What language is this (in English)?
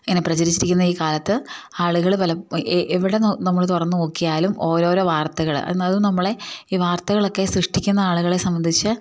Malayalam